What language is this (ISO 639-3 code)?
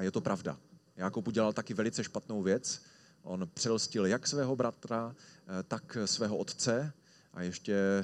ces